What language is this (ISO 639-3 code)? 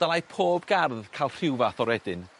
cym